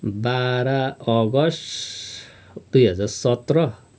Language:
Nepali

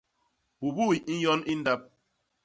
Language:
Basaa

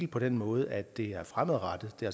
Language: Danish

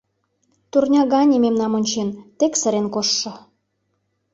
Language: Mari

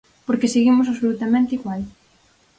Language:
Galician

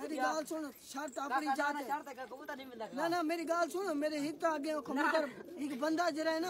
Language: Arabic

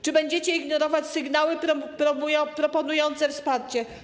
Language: Polish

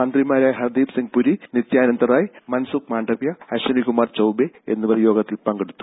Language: Malayalam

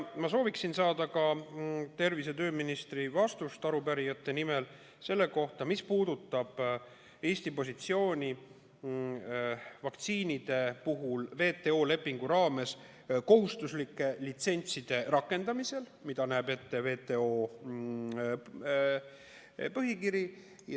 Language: Estonian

